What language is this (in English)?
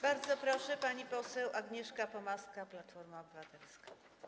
Polish